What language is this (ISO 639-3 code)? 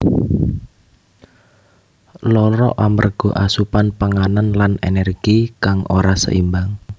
jav